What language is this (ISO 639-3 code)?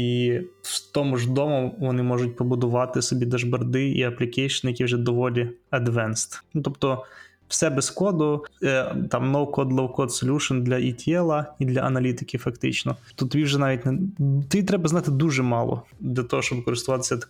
ukr